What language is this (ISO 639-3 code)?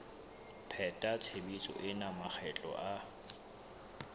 sot